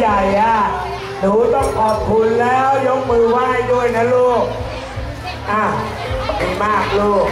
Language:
Thai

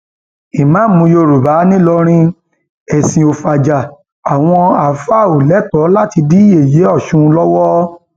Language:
Yoruba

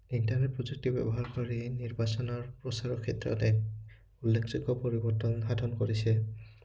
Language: Assamese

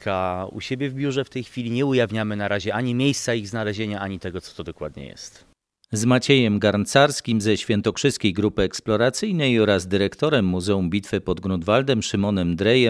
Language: Polish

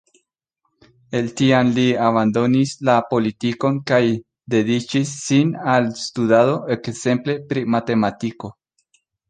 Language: Esperanto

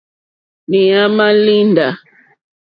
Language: Mokpwe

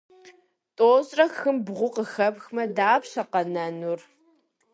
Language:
Kabardian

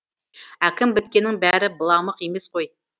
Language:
Kazakh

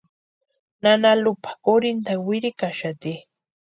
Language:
Western Highland Purepecha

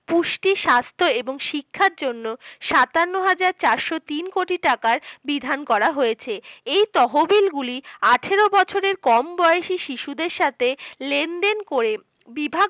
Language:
Bangla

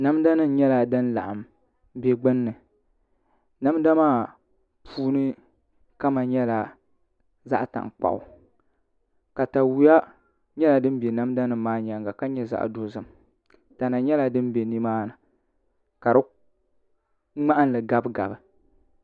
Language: Dagbani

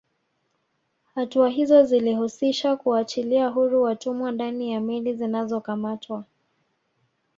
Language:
Swahili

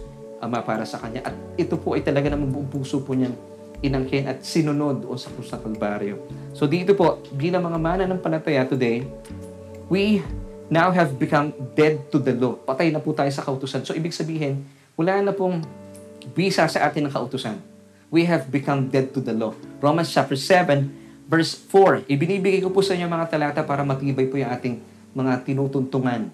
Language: Filipino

